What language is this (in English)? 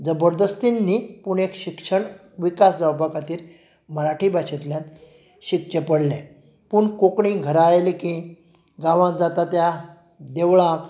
Konkani